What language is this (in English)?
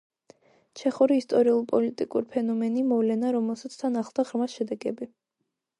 Georgian